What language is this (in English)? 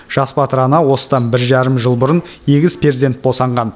Kazakh